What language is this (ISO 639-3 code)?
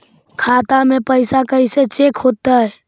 mag